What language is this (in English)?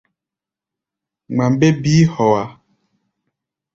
Gbaya